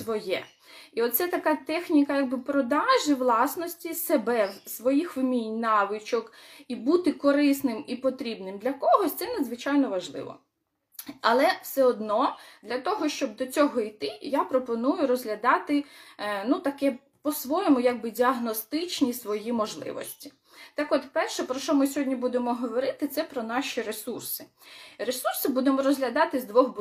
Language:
Ukrainian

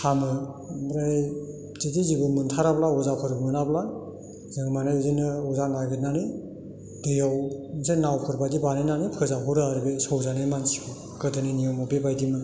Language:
Bodo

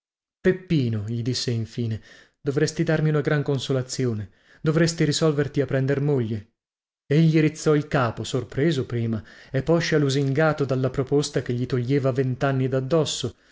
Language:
Italian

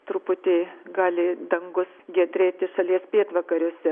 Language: Lithuanian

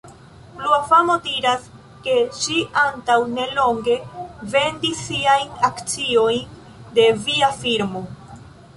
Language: Esperanto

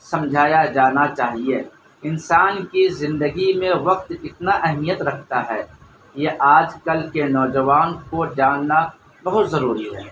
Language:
Urdu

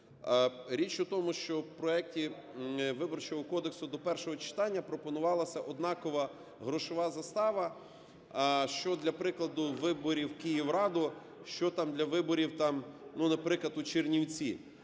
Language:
Ukrainian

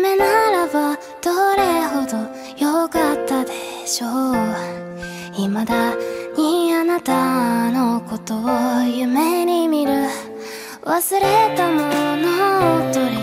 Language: Japanese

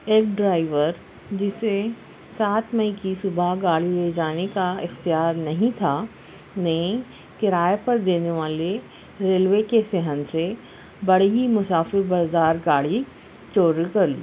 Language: Urdu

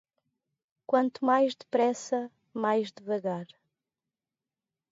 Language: Portuguese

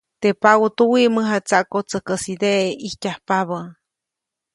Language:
Copainalá Zoque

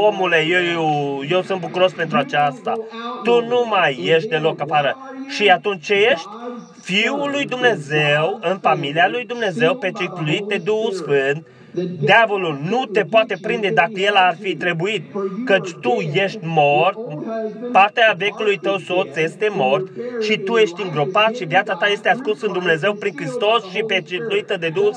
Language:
Romanian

